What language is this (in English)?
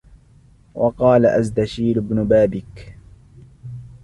Arabic